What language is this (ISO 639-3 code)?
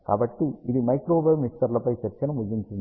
tel